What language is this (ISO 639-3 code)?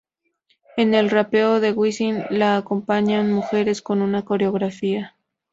spa